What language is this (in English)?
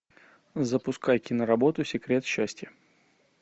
Russian